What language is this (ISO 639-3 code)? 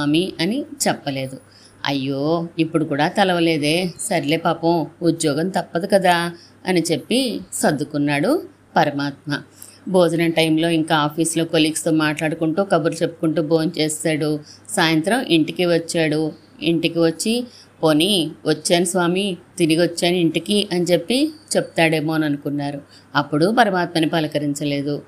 tel